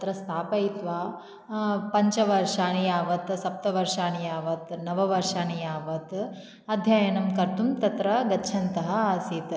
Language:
Sanskrit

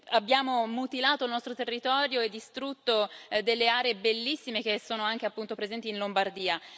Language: Italian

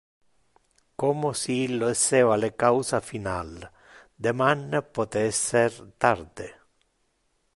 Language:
Interlingua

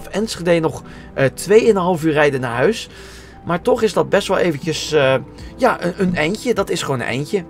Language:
Dutch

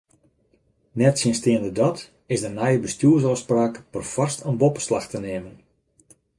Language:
Western Frisian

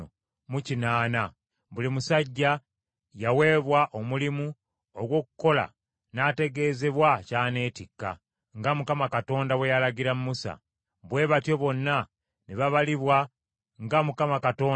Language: Ganda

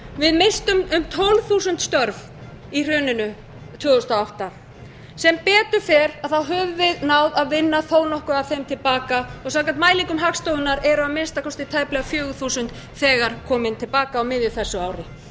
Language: Icelandic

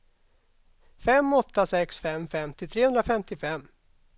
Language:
Swedish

